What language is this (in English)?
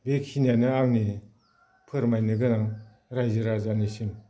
Bodo